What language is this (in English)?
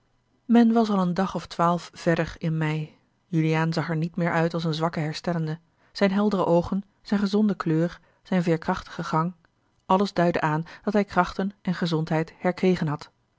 Dutch